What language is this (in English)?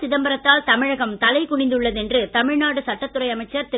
Tamil